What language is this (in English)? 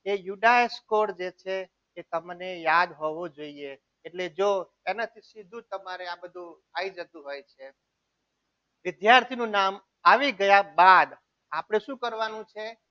Gujarati